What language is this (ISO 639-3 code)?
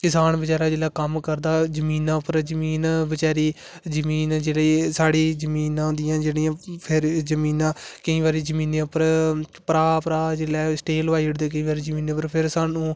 doi